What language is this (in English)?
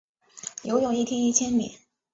Chinese